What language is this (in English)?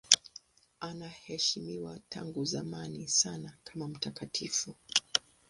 Swahili